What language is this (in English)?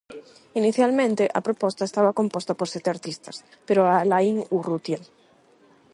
Galician